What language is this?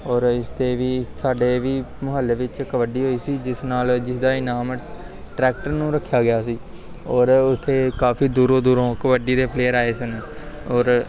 Punjabi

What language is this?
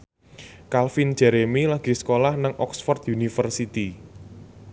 Javanese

